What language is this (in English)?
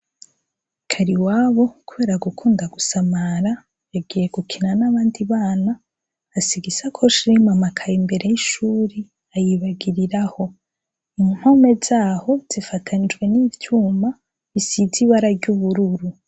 Rundi